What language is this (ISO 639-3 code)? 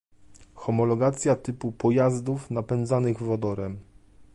pol